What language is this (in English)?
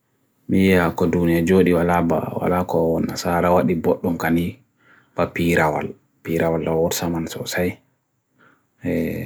Bagirmi Fulfulde